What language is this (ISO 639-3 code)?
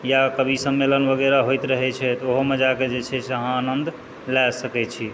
mai